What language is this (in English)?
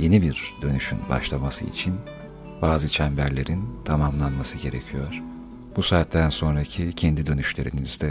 Turkish